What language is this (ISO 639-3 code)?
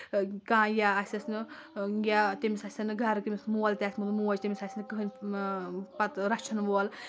kas